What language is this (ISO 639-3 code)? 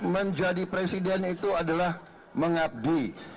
ind